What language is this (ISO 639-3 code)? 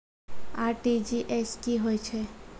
mai